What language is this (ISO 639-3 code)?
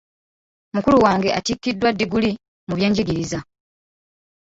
lug